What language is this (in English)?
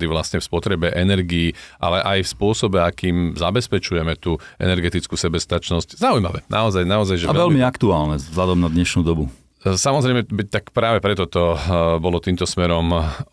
Slovak